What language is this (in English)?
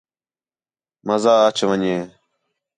Khetrani